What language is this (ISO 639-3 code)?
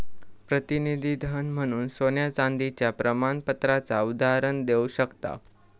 mar